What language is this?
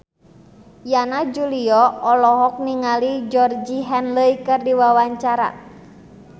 Sundanese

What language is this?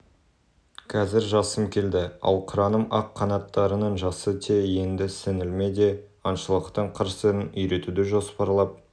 Kazakh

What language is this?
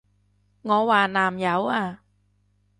Cantonese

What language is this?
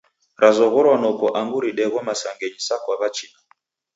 Taita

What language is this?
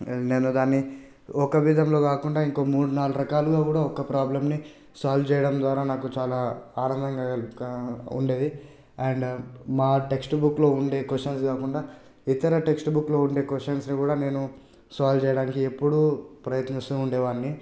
Telugu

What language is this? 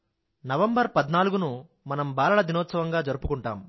Telugu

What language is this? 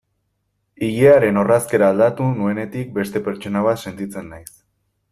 Basque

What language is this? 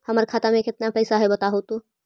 Magahi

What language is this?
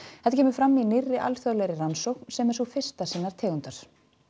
Icelandic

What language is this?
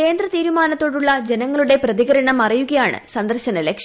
Malayalam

